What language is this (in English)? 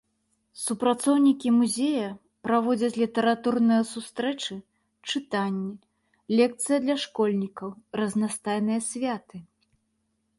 Belarusian